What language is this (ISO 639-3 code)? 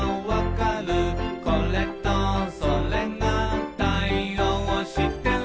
jpn